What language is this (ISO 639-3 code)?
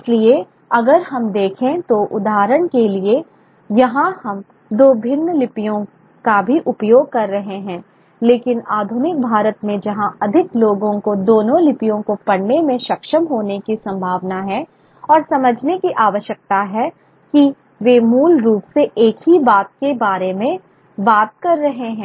hin